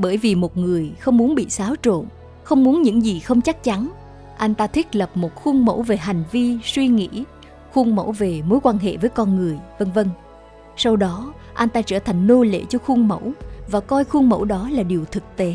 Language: Vietnamese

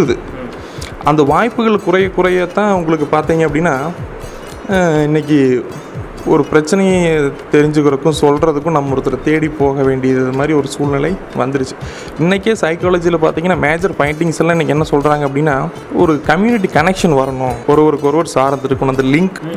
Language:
Tamil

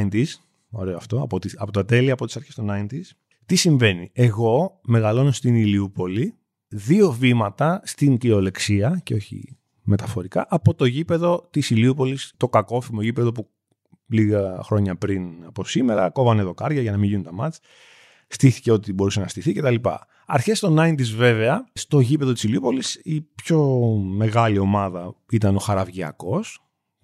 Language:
Greek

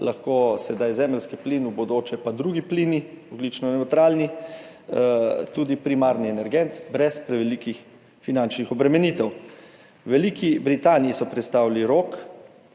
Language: Slovenian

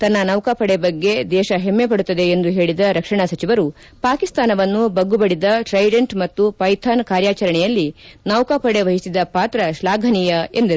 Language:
Kannada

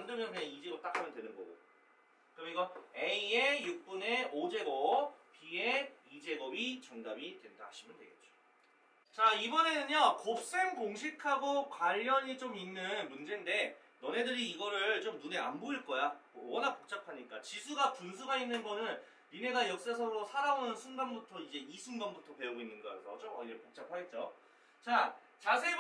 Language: Korean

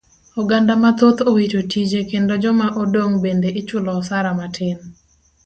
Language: Luo (Kenya and Tanzania)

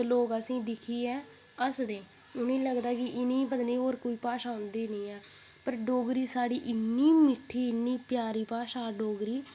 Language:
Dogri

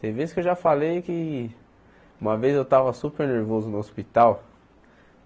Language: Portuguese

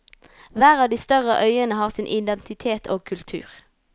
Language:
Norwegian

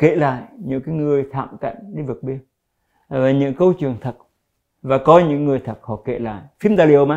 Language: Vietnamese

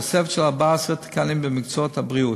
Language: Hebrew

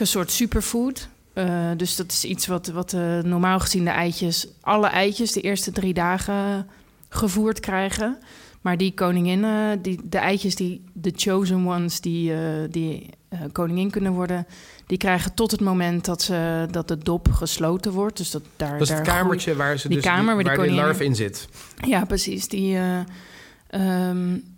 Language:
Dutch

